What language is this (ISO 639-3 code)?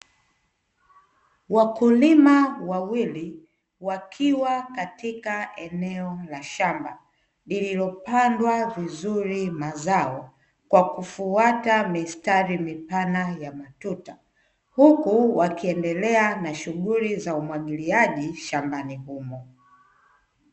swa